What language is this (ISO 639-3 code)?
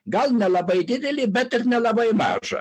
lit